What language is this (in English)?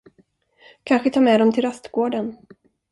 Swedish